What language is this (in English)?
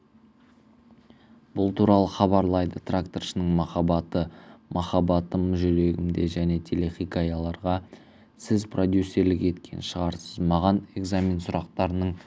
Kazakh